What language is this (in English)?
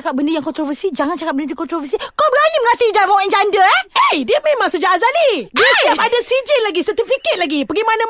Malay